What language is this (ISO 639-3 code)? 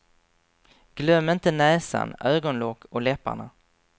swe